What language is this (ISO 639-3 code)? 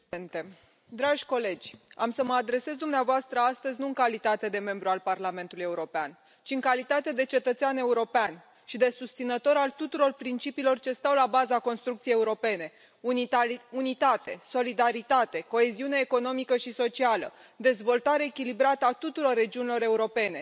ron